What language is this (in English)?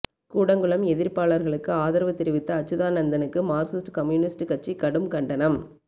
Tamil